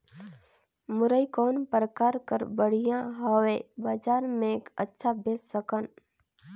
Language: Chhattisgarhi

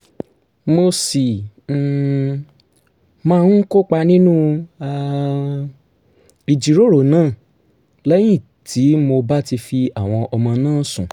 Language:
Yoruba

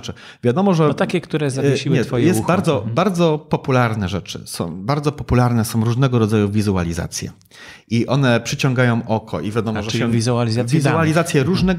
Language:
Polish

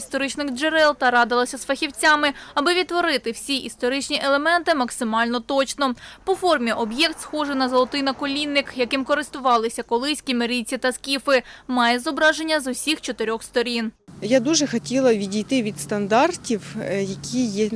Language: Ukrainian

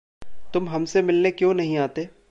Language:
Hindi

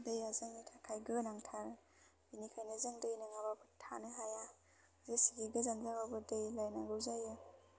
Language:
Bodo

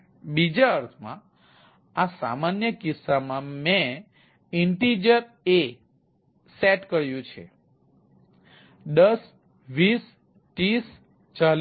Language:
Gujarati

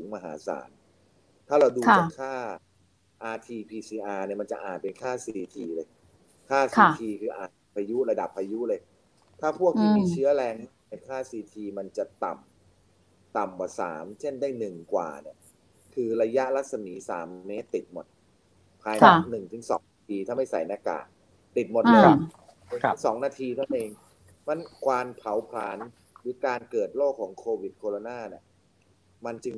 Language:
Thai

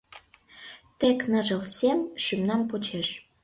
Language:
Mari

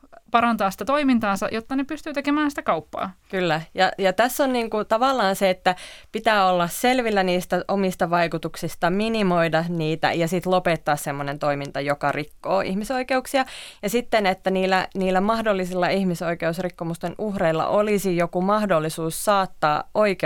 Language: Finnish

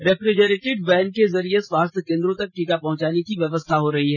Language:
Hindi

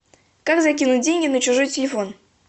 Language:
Russian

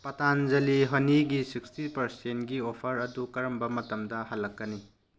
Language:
Manipuri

